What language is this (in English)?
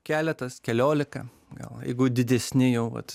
Lithuanian